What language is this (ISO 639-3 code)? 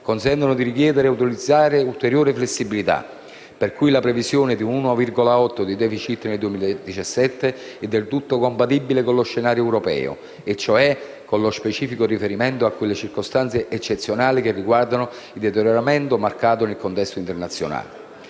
ita